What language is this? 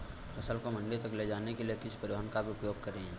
Hindi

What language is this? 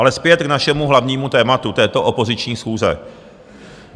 Czech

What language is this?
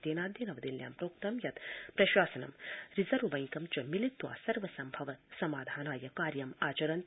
Sanskrit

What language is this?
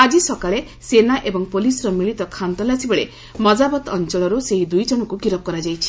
Odia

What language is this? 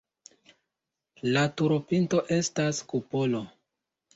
Esperanto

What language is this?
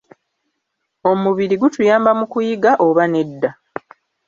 Ganda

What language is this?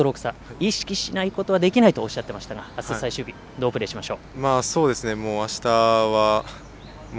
Japanese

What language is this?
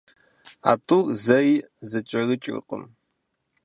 Kabardian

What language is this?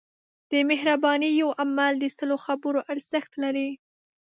Pashto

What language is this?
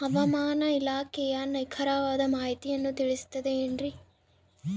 Kannada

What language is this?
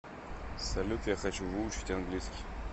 Russian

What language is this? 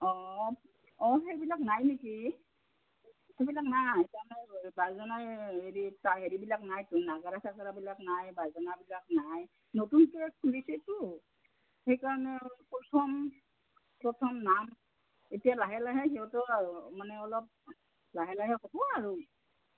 Assamese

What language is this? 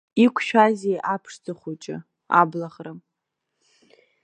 Abkhazian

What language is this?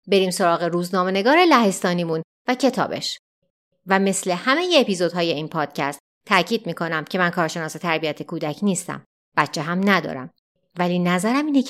Persian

